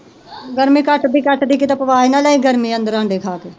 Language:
Punjabi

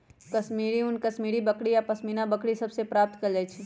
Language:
Magahi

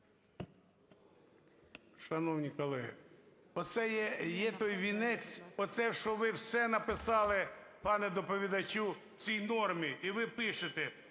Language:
Ukrainian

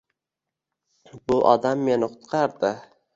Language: Uzbek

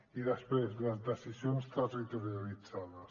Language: Catalan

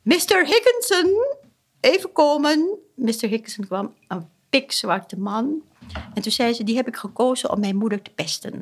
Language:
Dutch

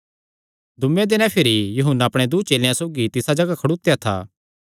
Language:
Kangri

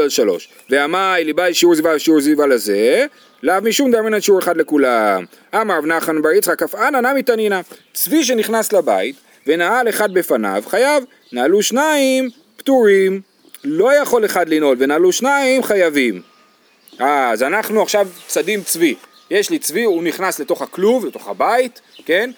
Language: Hebrew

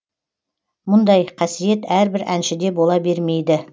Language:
Kazakh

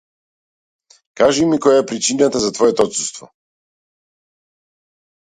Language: Macedonian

